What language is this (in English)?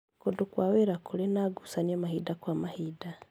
Kikuyu